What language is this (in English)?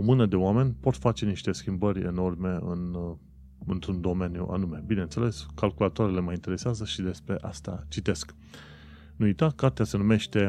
Romanian